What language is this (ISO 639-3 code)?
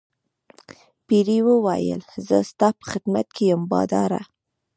pus